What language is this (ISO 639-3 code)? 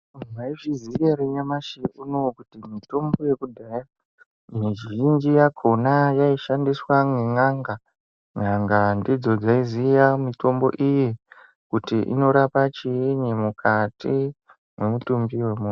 ndc